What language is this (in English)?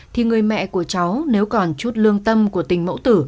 Vietnamese